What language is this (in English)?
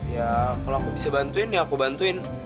Indonesian